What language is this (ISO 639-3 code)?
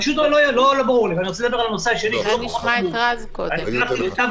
heb